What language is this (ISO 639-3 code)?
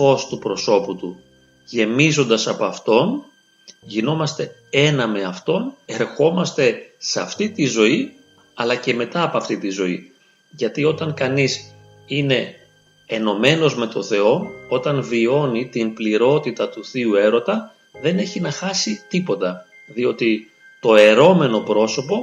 ell